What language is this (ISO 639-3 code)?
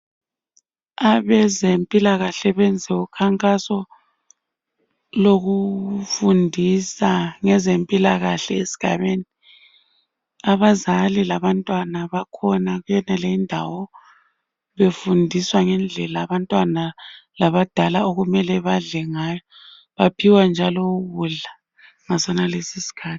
nde